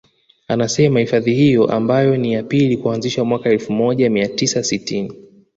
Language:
Swahili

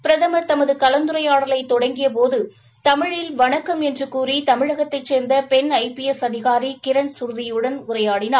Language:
Tamil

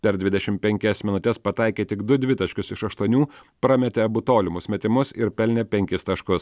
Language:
Lithuanian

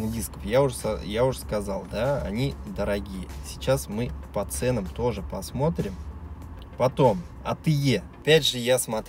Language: Russian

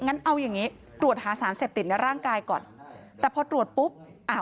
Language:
Thai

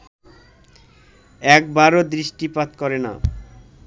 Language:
Bangla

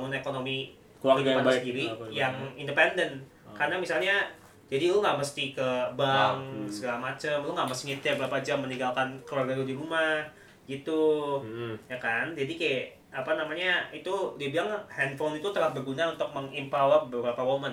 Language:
Indonesian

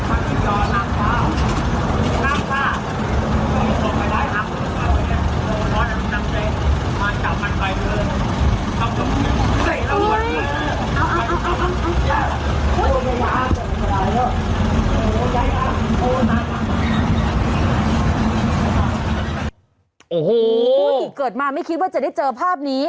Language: Thai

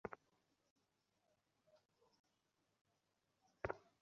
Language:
Bangla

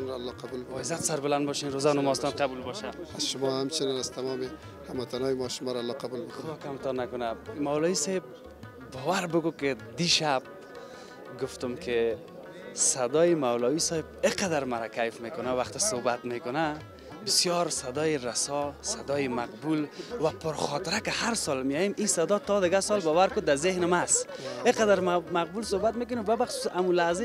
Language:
Arabic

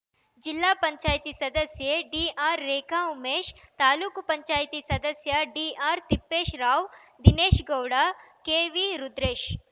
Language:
Kannada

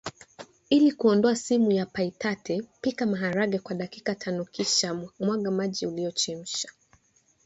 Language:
Swahili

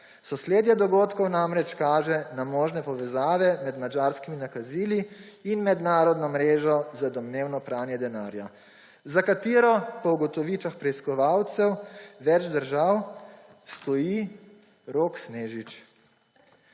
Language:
Slovenian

